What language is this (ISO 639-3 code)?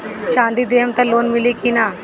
bho